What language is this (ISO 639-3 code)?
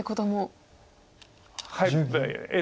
jpn